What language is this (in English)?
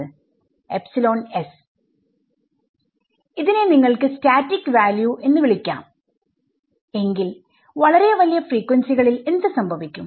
Malayalam